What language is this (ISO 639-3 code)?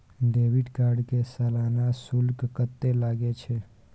mai